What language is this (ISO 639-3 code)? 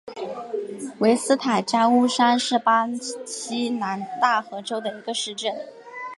zho